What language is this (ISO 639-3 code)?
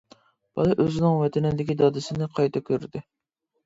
uig